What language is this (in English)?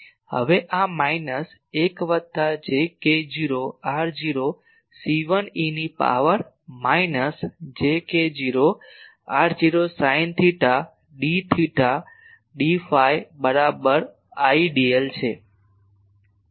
Gujarati